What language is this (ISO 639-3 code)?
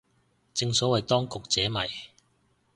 yue